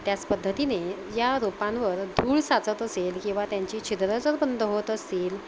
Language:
Marathi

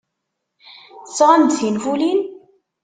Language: Kabyle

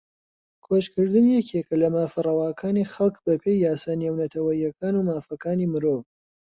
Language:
Central Kurdish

